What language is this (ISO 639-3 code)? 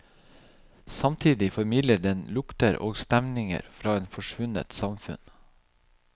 nor